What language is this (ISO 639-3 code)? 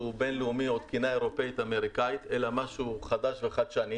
heb